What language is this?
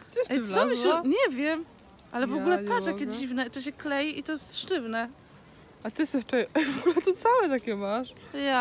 Polish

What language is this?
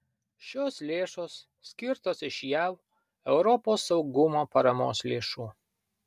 Lithuanian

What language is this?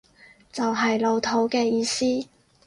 Cantonese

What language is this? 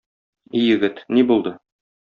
Tatar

